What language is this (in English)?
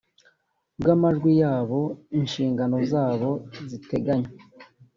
Kinyarwanda